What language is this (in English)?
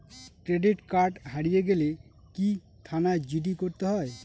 Bangla